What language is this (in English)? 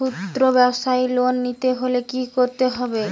Bangla